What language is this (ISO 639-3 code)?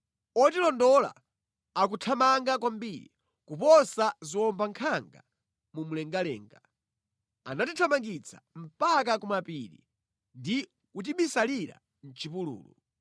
nya